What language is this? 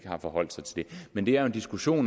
Danish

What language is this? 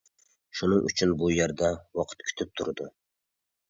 Uyghur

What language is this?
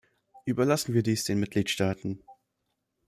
German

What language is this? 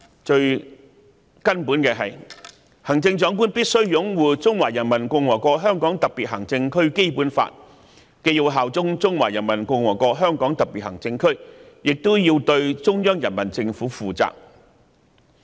Cantonese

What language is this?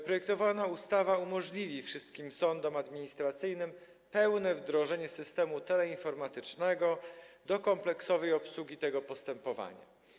Polish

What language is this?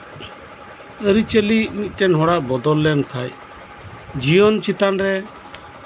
Santali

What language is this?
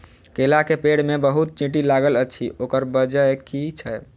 Maithili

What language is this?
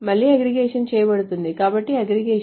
Telugu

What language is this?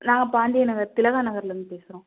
Tamil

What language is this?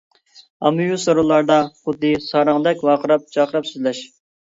Uyghur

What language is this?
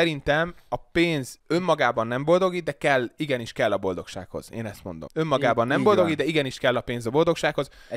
Hungarian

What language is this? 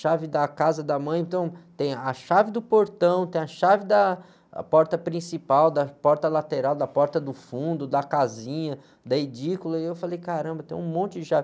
Portuguese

